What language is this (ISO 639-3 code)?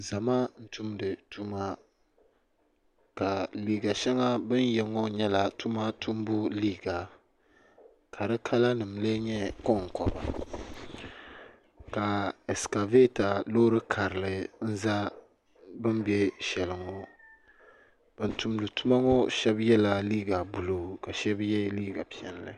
dag